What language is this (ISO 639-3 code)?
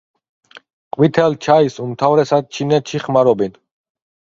kat